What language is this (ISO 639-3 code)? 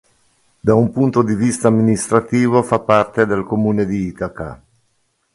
ita